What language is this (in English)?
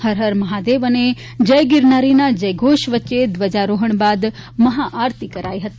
Gujarati